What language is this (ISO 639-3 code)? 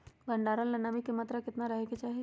mag